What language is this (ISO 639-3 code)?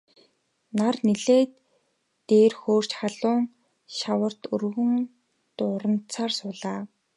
mon